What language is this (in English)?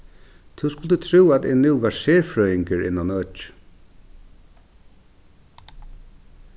Faroese